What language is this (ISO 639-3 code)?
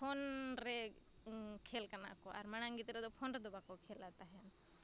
sat